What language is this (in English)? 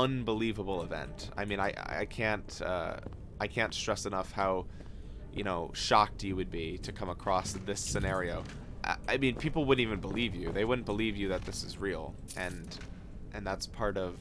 English